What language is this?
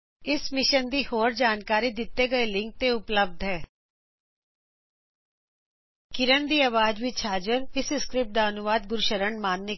Punjabi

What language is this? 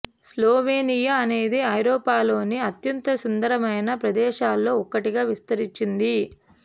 Telugu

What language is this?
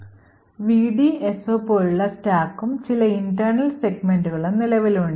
Malayalam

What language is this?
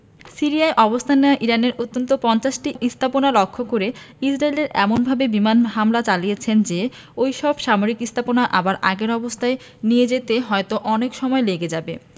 Bangla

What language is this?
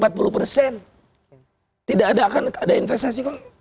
Indonesian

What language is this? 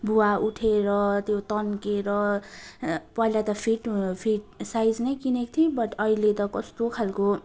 Nepali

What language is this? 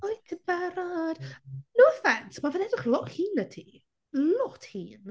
Welsh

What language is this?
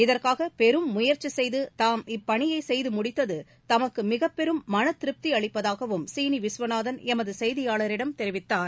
Tamil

